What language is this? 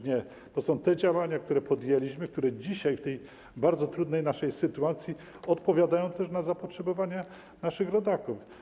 Polish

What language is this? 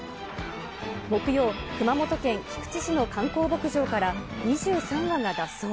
Japanese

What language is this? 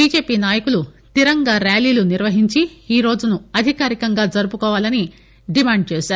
Telugu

